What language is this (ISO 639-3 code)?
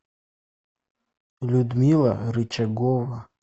rus